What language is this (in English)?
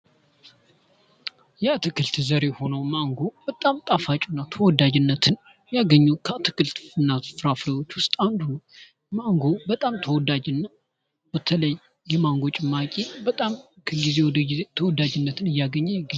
Amharic